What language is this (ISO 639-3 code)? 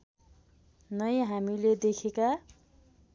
nep